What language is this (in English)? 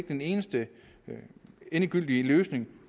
Danish